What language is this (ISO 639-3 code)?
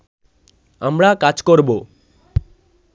ben